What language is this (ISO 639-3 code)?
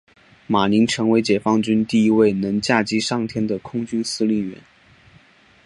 zho